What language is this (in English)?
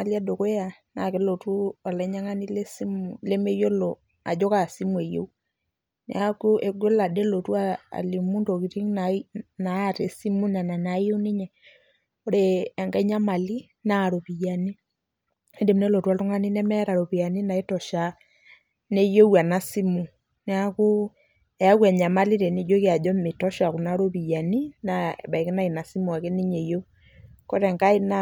Masai